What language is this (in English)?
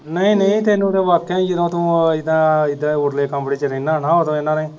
Punjabi